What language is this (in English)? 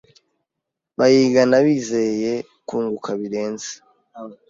Kinyarwanda